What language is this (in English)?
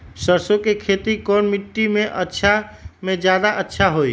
Magahi